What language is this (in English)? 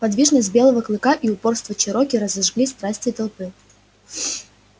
Russian